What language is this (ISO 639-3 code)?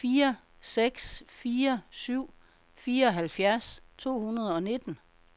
dan